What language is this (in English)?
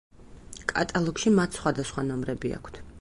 Georgian